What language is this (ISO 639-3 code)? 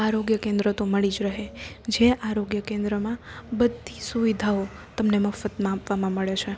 guj